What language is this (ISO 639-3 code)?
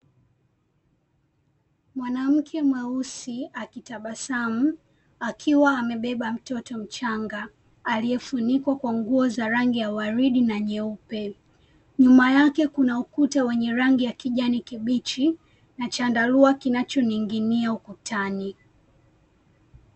swa